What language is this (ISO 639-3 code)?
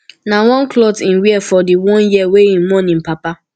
pcm